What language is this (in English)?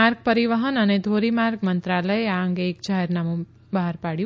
Gujarati